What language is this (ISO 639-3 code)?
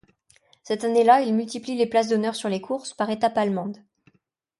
fra